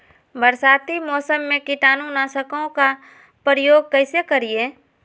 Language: Magahi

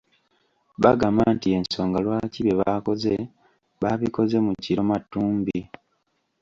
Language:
Ganda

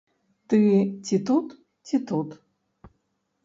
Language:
Belarusian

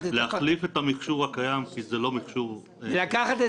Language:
Hebrew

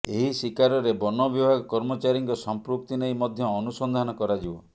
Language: Odia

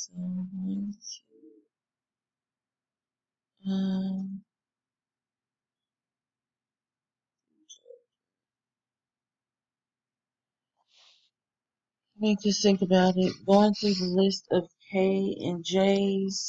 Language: English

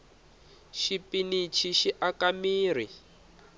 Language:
Tsonga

